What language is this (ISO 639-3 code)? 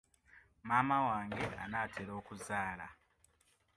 lug